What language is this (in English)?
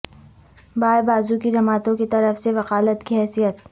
Urdu